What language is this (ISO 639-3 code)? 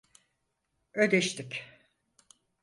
tur